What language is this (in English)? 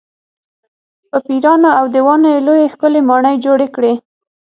Pashto